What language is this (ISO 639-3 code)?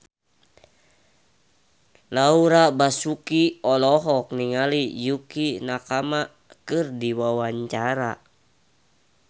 sun